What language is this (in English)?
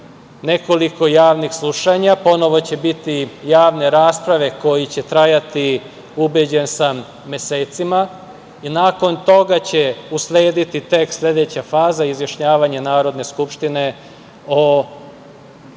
Serbian